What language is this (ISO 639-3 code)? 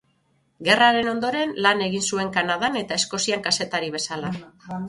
eus